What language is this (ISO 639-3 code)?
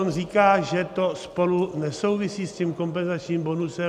ces